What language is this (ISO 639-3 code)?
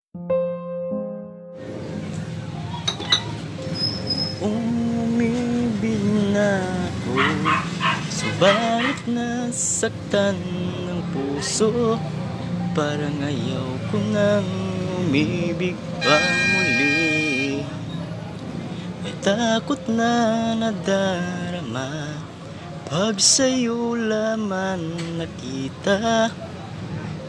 fil